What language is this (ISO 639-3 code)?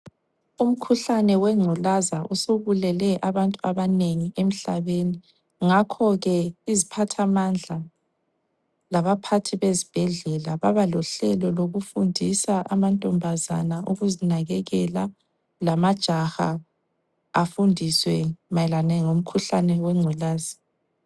nde